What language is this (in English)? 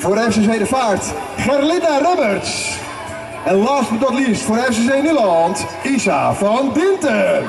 Dutch